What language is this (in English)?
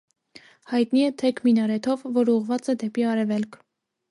Armenian